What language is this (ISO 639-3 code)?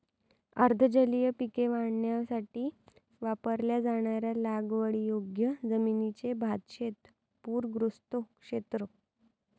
mar